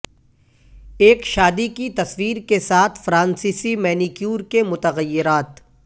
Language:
Urdu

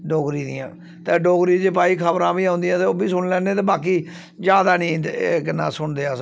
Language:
Dogri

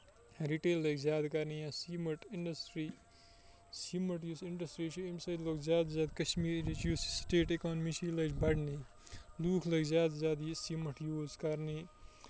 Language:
Kashmiri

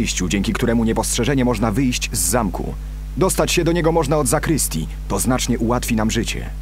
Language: Polish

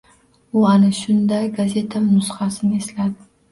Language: Uzbek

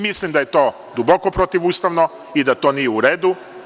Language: Serbian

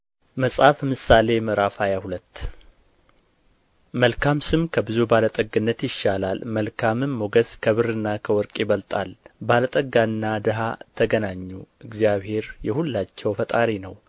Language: Amharic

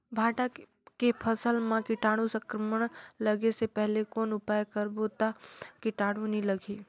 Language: Chhattisgarhi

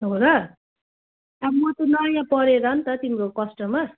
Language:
Nepali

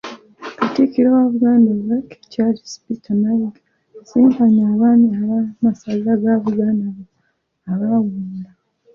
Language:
Ganda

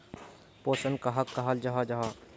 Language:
Magahi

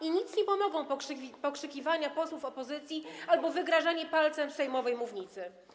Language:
Polish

